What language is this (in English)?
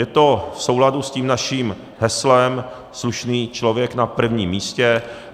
Czech